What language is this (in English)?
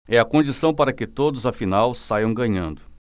Portuguese